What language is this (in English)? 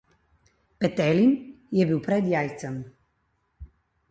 Slovenian